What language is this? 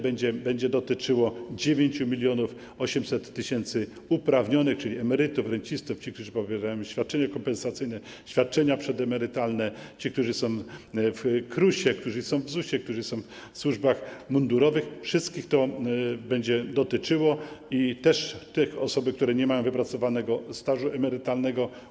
Polish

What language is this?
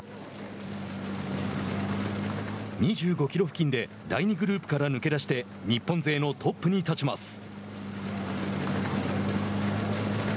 Japanese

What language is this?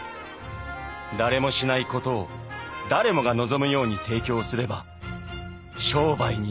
Japanese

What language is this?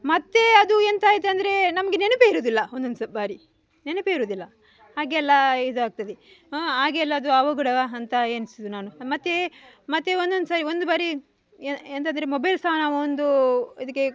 Kannada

